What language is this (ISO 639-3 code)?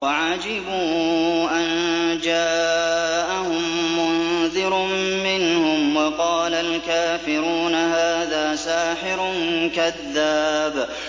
ara